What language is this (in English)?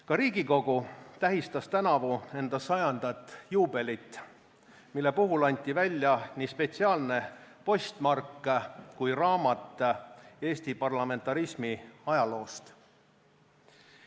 Estonian